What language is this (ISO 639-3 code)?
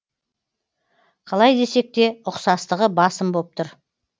kaz